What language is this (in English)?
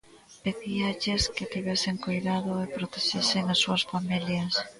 Galician